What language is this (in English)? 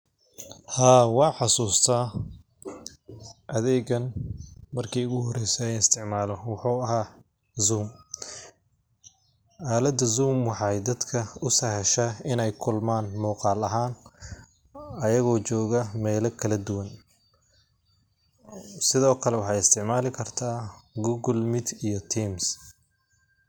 Somali